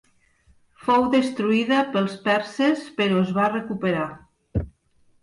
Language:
Catalan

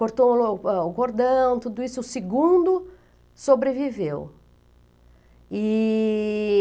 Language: Portuguese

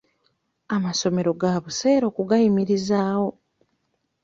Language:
Ganda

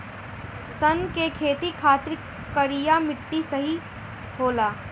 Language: Bhojpuri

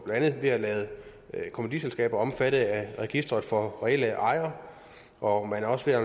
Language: Danish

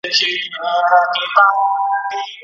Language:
Pashto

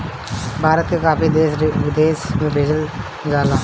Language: Bhojpuri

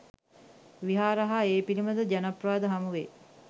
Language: Sinhala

